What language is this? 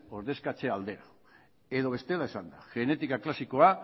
Basque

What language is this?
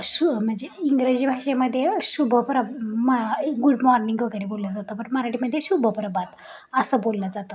Marathi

